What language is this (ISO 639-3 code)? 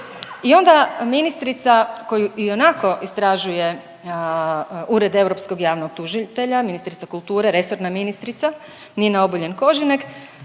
hrv